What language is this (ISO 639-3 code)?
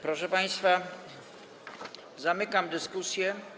pol